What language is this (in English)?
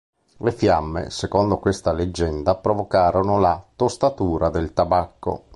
Italian